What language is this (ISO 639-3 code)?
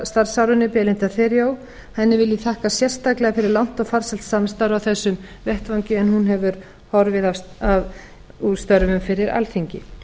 isl